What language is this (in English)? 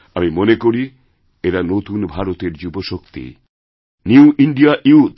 Bangla